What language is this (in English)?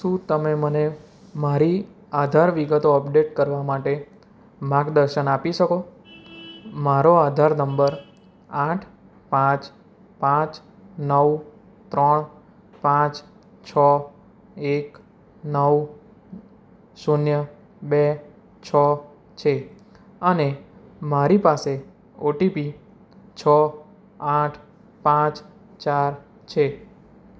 Gujarati